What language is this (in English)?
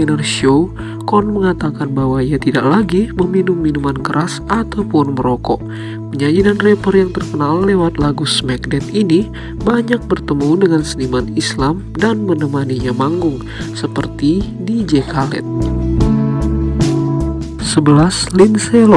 Indonesian